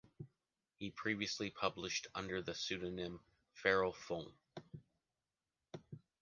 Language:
English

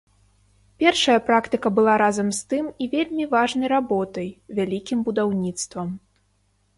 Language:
Belarusian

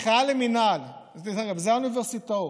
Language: Hebrew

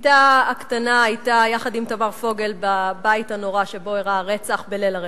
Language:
Hebrew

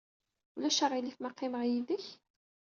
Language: Kabyle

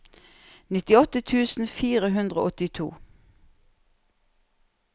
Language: Norwegian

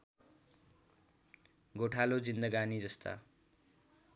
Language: Nepali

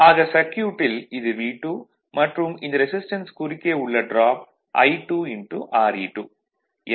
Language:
Tamil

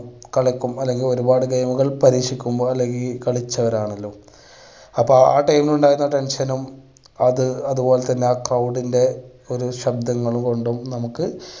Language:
Malayalam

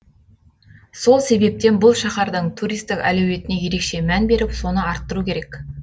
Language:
Kazakh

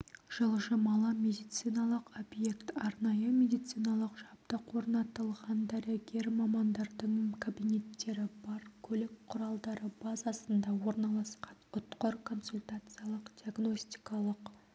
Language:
Kazakh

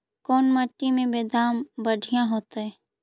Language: Magahi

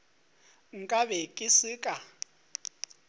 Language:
Northern Sotho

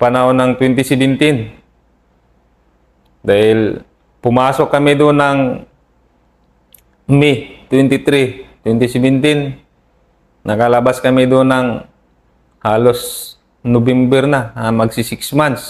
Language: Filipino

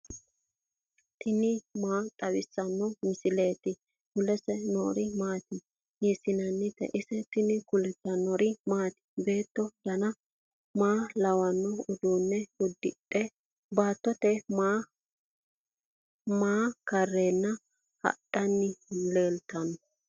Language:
Sidamo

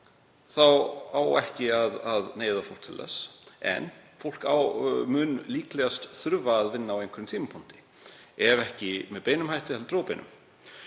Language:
Icelandic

